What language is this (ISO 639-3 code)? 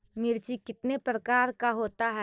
mag